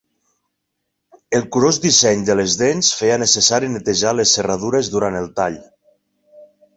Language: Catalan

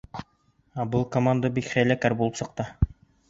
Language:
Bashkir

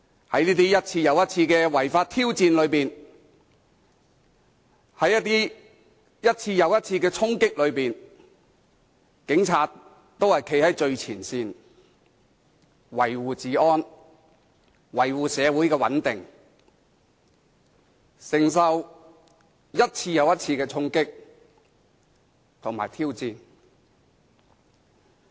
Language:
Cantonese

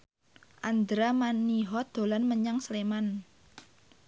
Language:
Javanese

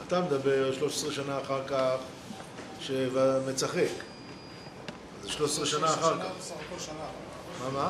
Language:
Hebrew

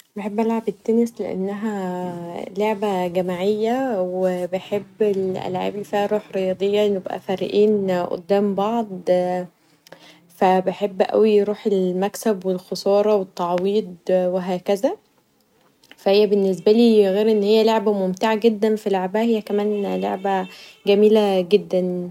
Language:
Egyptian Arabic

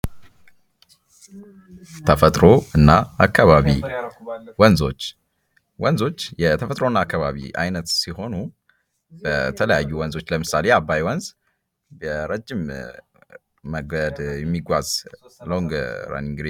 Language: Amharic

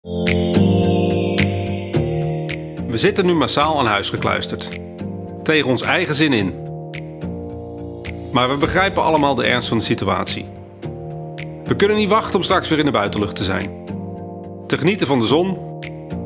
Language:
Dutch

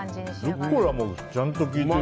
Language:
Japanese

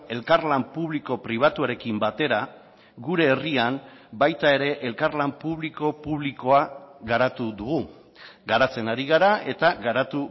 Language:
Basque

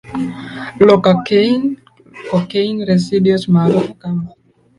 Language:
Swahili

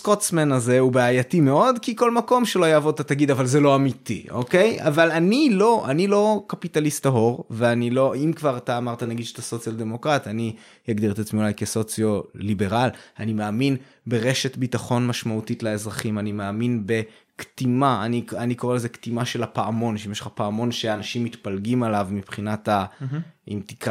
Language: Hebrew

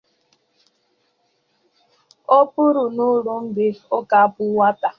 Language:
Igbo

